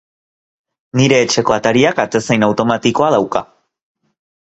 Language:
Basque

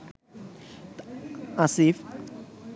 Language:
Bangla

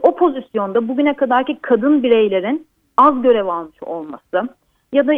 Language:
Turkish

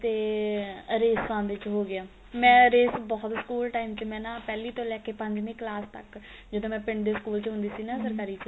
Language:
Punjabi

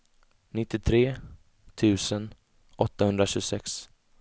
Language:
Swedish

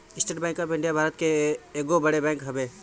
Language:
Bhojpuri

